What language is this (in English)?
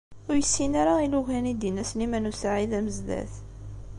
Kabyle